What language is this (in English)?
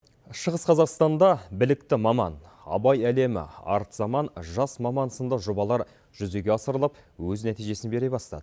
Kazakh